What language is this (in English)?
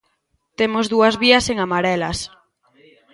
Galician